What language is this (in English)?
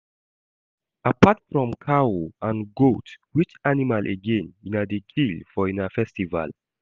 Nigerian Pidgin